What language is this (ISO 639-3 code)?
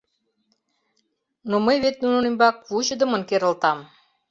chm